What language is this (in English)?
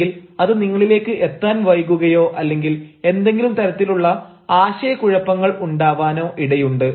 Malayalam